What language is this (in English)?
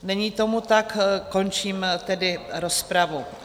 Czech